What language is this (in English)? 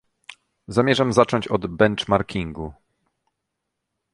Polish